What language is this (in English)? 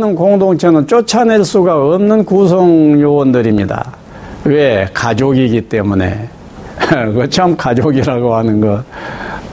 Korean